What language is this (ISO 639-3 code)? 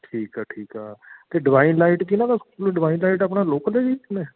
pan